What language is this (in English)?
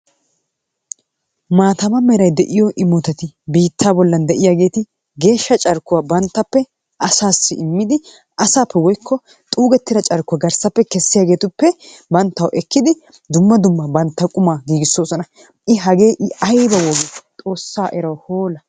Wolaytta